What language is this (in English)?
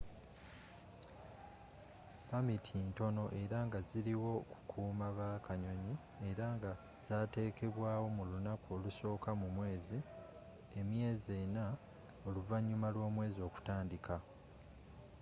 Ganda